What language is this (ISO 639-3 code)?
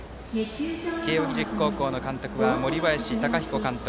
jpn